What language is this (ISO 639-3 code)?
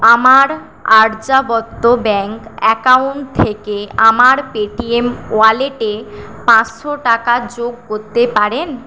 ben